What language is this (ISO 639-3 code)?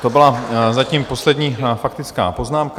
ces